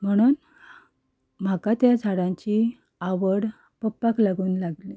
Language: Konkani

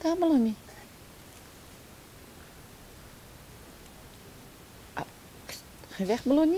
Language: Dutch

